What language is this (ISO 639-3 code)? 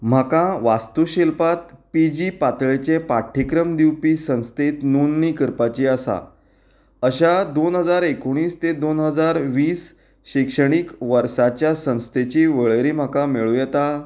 kok